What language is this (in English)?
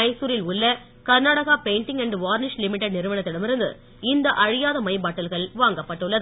Tamil